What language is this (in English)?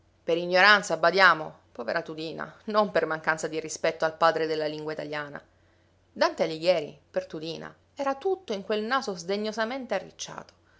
Italian